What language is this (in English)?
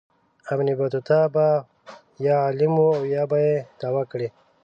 Pashto